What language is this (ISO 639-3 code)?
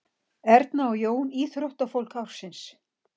isl